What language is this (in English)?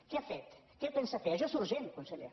Catalan